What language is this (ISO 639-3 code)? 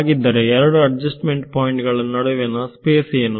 kan